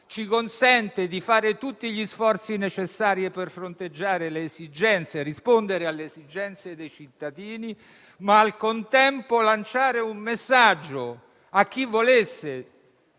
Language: Italian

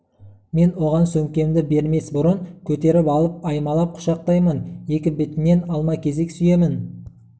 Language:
Kazakh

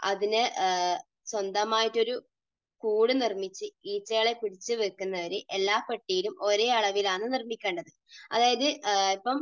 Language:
Malayalam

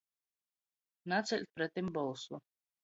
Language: Latgalian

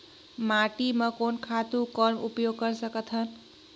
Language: Chhattisgarhi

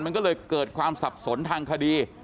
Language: Thai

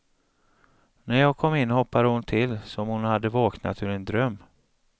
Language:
Swedish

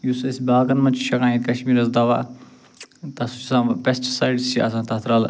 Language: Kashmiri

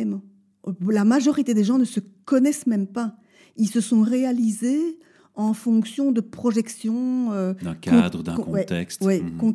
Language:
French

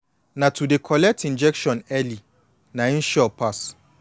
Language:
Nigerian Pidgin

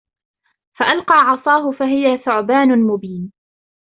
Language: Arabic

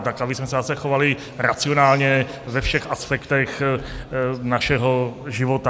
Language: Czech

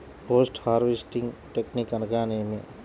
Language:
Telugu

